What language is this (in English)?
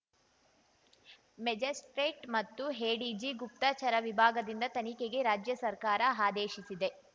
Kannada